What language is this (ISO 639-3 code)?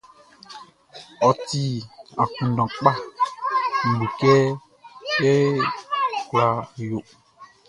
bci